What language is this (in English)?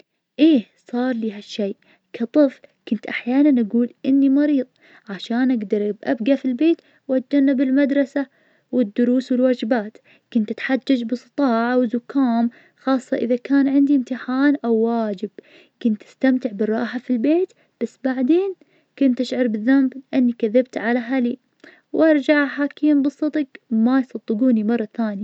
Najdi Arabic